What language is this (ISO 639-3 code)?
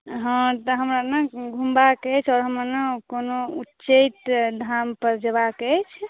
mai